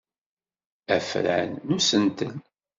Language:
Kabyle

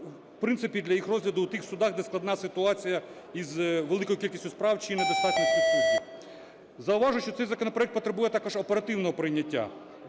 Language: Ukrainian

